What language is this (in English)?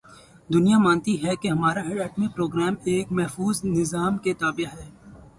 Urdu